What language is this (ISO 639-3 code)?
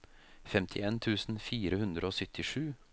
nor